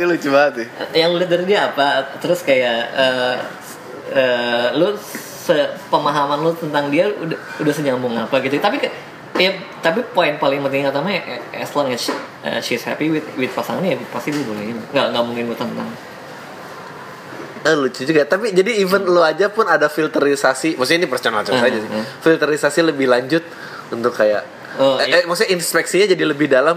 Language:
Indonesian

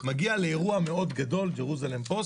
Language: Hebrew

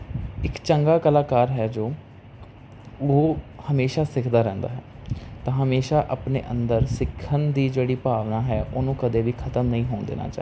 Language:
Punjabi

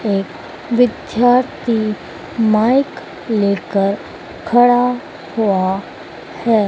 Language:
Hindi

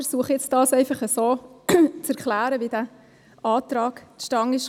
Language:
Swiss German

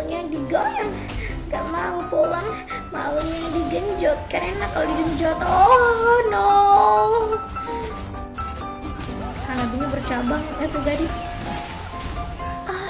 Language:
Indonesian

